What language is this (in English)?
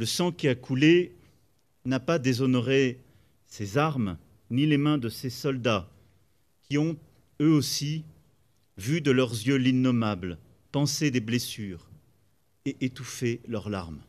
French